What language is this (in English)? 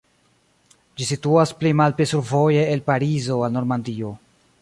Esperanto